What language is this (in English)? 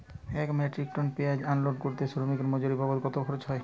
Bangla